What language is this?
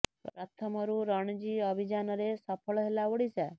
Odia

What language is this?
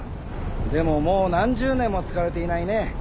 Japanese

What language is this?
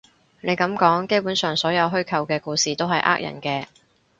Cantonese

